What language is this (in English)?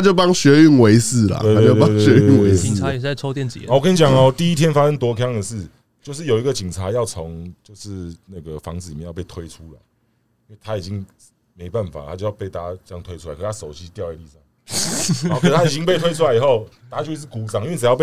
Chinese